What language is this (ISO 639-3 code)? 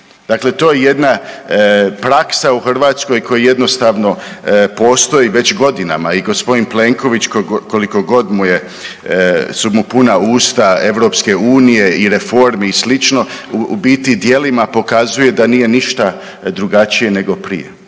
hrv